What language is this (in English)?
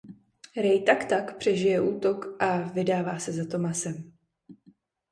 Czech